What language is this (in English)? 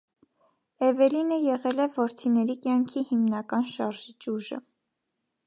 Armenian